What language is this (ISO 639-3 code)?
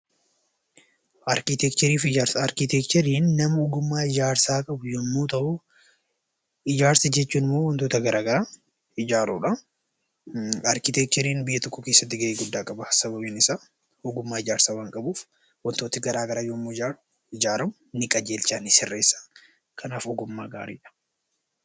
orm